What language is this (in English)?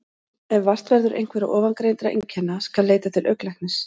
Icelandic